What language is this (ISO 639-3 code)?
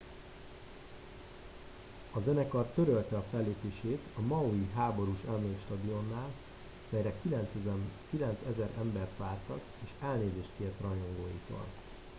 hun